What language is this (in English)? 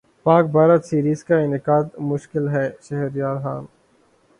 Urdu